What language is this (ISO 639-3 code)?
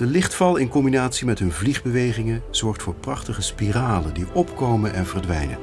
nld